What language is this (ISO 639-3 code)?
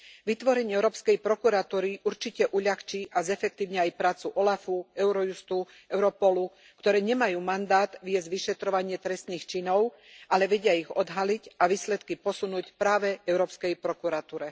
slk